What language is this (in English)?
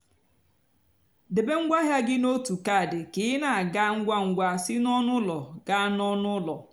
Igbo